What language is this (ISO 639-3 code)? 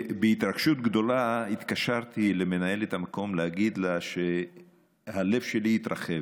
heb